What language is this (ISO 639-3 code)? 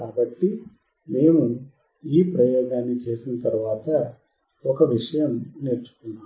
tel